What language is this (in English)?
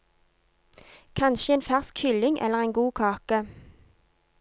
Norwegian